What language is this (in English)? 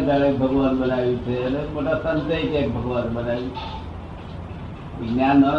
Gujarati